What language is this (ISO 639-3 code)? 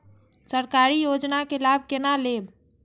mai